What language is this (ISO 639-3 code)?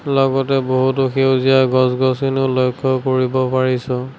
asm